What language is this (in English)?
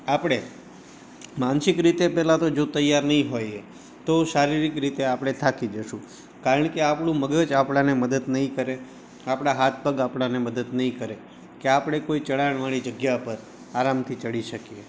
Gujarati